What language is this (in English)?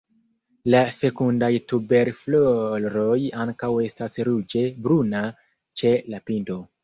Esperanto